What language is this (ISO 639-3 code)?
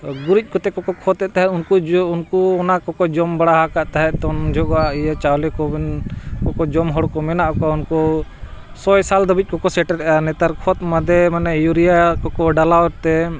sat